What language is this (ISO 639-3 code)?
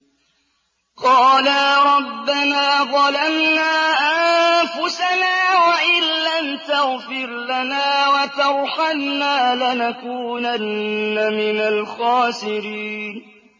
ara